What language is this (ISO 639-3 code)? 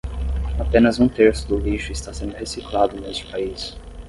por